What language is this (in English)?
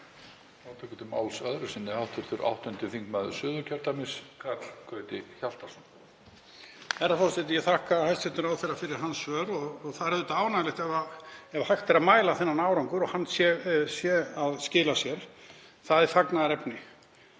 Icelandic